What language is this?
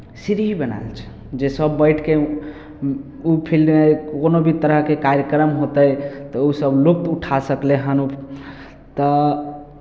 Maithili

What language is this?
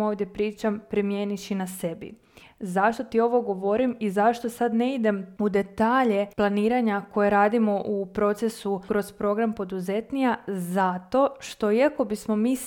Croatian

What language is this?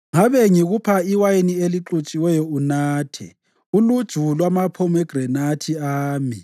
North Ndebele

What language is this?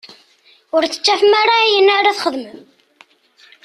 Kabyle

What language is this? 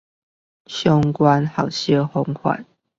Chinese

